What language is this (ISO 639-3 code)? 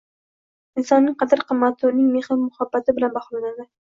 uzb